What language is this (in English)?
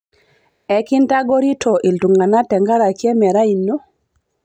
Masai